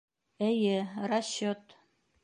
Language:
Bashkir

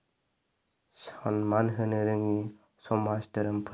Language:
Bodo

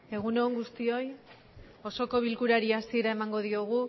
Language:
Basque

